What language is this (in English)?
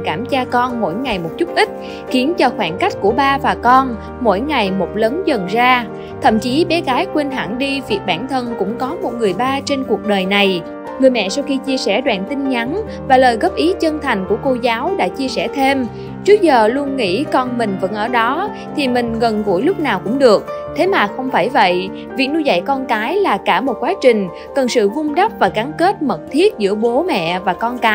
Vietnamese